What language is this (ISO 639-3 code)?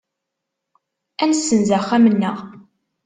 kab